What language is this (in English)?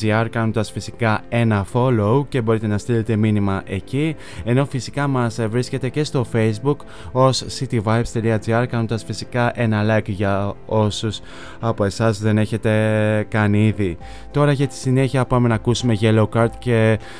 Greek